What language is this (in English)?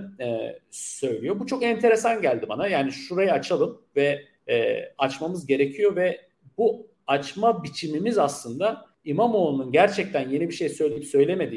Turkish